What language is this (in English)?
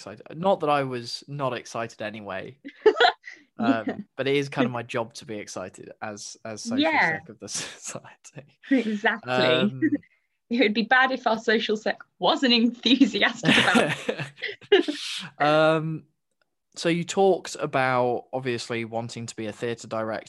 English